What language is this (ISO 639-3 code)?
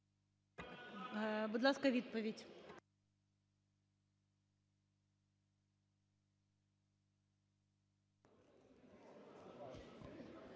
ukr